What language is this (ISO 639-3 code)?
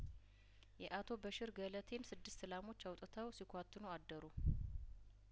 amh